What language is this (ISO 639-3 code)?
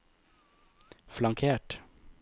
nor